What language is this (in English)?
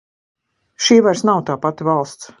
Latvian